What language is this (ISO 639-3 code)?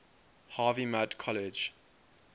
eng